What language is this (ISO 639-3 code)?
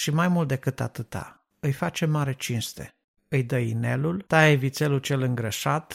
ron